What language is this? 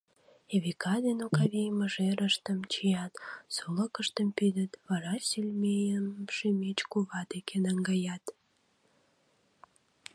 Mari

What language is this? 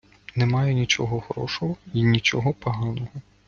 Ukrainian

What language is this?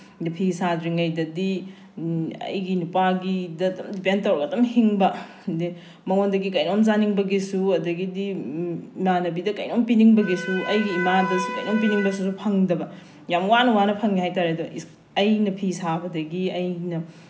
Manipuri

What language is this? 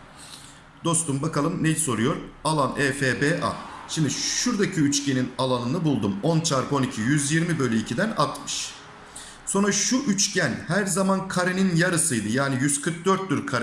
Turkish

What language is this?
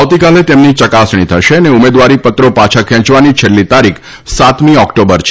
Gujarati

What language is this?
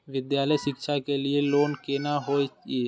Maithili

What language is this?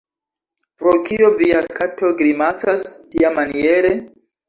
Esperanto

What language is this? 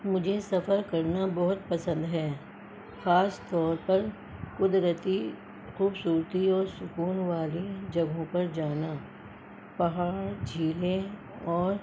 Urdu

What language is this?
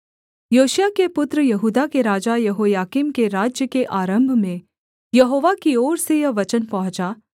Hindi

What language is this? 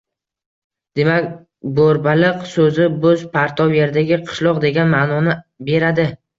Uzbek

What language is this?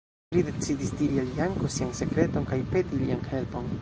Esperanto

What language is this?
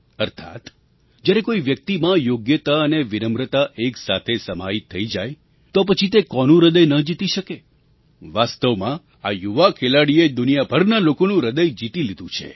Gujarati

